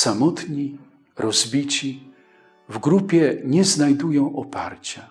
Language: Polish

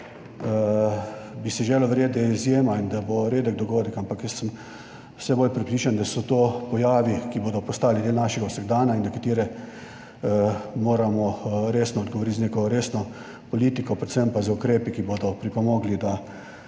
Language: Slovenian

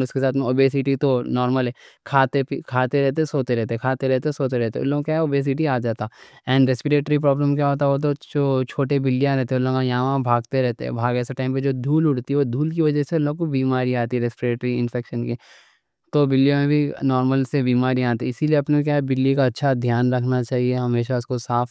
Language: Deccan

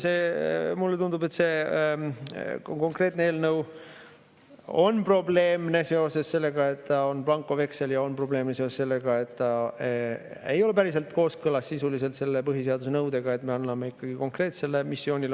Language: Estonian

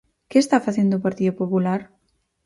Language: Galician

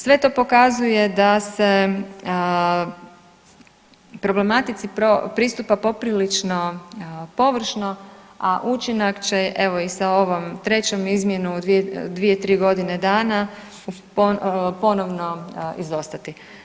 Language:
Croatian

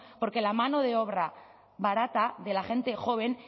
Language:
Spanish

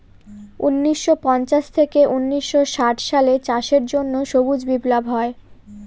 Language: Bangla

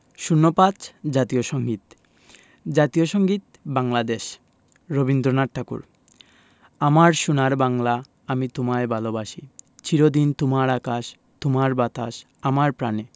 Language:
Bangla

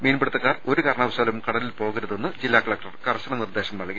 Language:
Malayalam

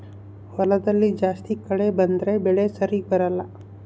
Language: Kannada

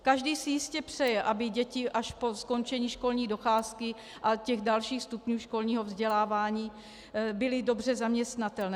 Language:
Czech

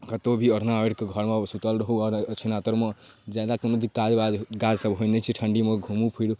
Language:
Maithili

